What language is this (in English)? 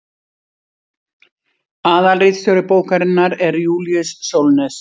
Icelandic